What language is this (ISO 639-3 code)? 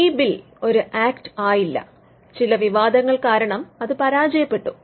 mal